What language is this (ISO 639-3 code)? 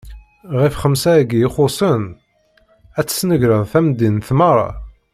kab